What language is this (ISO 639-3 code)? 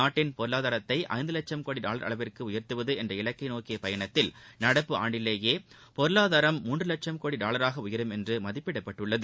tam